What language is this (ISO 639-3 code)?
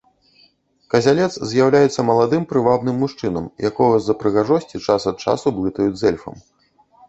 bel